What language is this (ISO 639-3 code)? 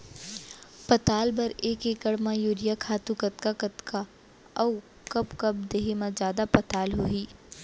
hne